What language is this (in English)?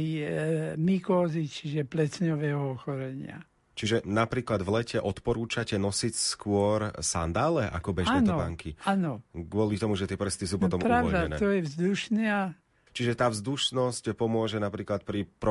Slovak